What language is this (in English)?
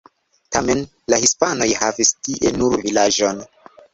Esperanto